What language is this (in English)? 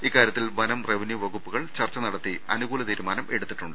Malayalam